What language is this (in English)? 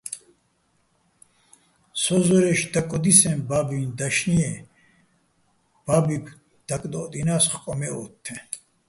Bats